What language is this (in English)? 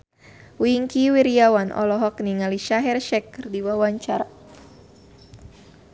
Sundanese